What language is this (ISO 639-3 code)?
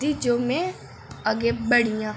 doi